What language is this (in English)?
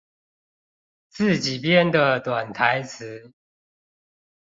Chinese